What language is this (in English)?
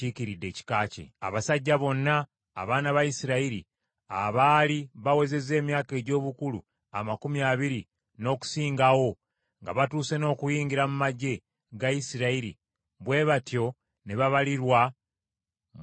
Ganda